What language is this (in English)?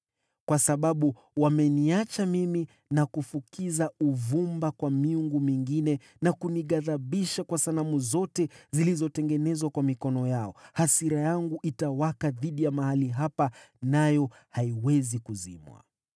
Swahili